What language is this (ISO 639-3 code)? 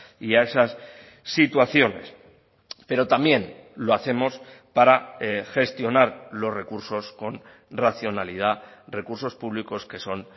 spa